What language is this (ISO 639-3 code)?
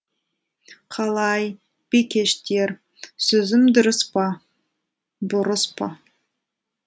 kaz